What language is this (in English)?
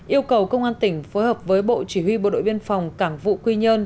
Vietnamese